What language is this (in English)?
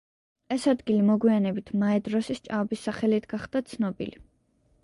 Georgian